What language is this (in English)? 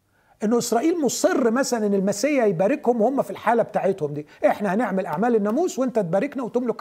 Arabic